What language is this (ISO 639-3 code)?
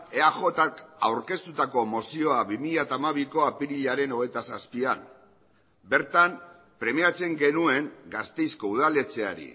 eus